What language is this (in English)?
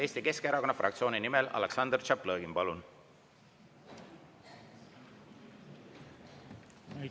Estonian